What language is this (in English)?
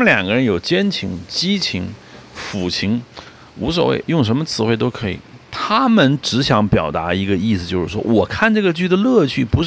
Chinese